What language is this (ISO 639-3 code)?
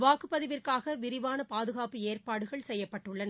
tam